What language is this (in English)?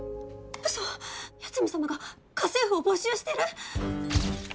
Japanese